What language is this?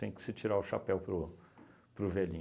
Portuguese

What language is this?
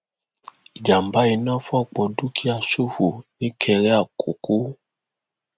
Yoruba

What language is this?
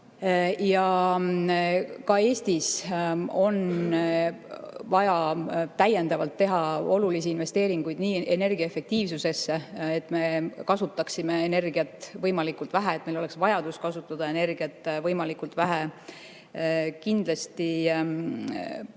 Estonian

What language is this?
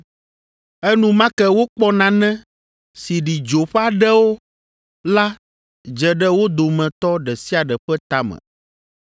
Ewe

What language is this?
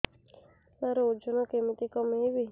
Odia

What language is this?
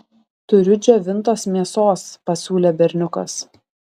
Lithuanian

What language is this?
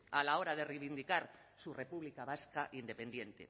Spanish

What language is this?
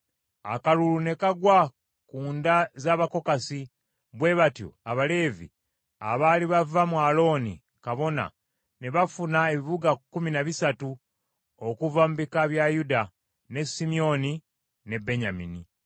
Ganda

